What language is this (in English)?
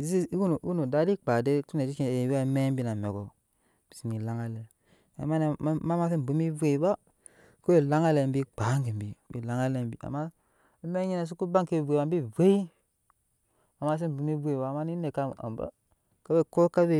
Nyankpa